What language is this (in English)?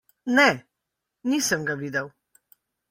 Slovenian